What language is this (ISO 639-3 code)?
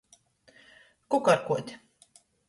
ltg